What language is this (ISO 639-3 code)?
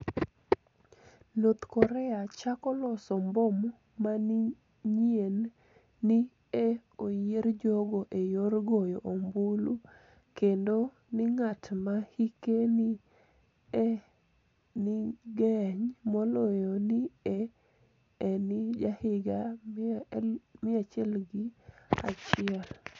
luo